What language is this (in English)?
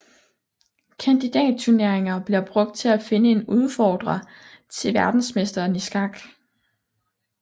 Danish